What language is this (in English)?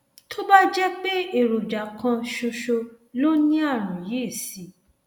Yoruba